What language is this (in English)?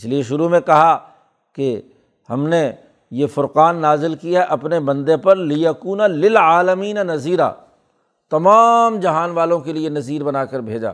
Urdu